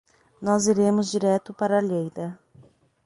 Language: Portuguese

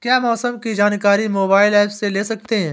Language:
Hindi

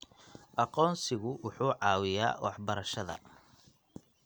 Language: Somali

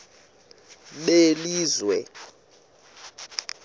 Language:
Xhosa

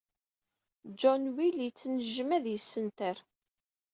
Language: Kabyle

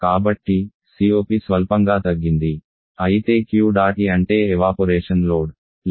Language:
Telugu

